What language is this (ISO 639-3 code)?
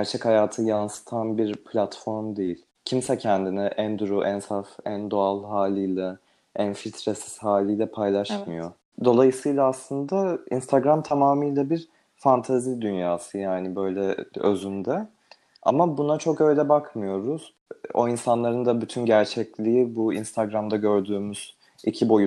tur